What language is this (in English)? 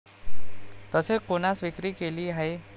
Marathi